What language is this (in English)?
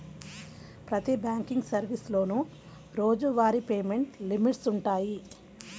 Telugu